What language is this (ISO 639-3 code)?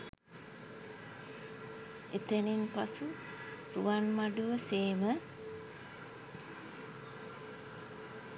sin